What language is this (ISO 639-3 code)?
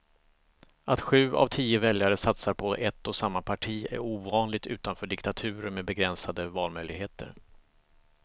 swe